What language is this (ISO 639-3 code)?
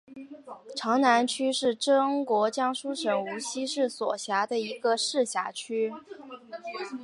zho